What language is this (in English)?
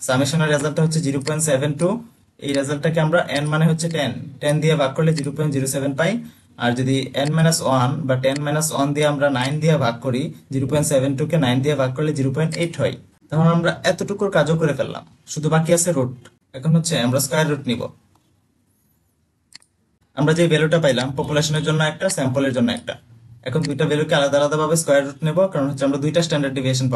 Bangla